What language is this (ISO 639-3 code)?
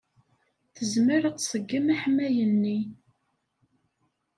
kab